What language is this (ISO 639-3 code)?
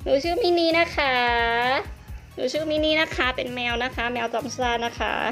tha